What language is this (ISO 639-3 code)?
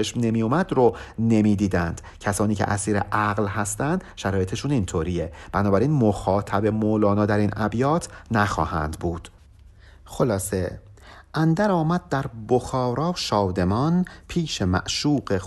fas